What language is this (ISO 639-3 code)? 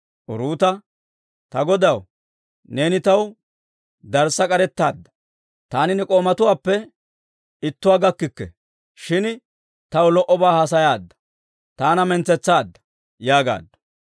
dwr